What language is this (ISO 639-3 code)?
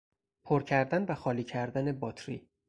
fas